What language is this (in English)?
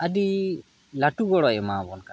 Santali